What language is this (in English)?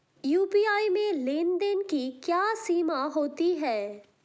Hindi